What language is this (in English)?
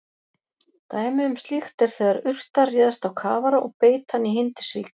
Icelandic